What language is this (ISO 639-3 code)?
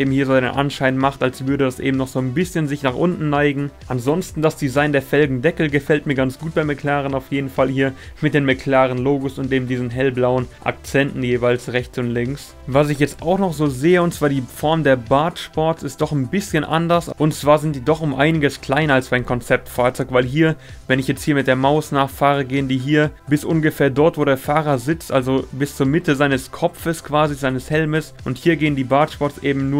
deu